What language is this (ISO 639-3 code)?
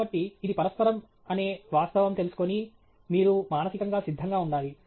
tel